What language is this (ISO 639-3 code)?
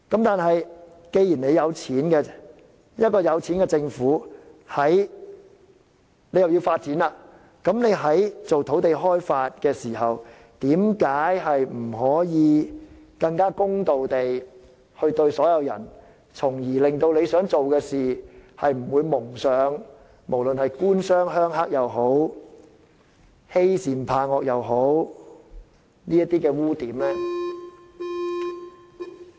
yue